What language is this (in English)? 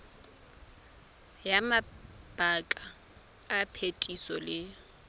Tswana